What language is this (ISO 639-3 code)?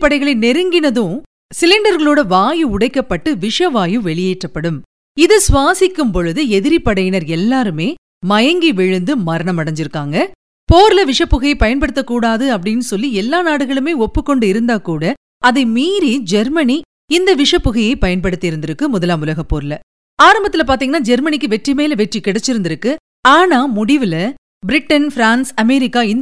tam